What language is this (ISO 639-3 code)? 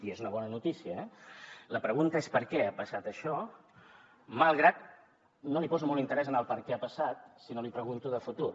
cat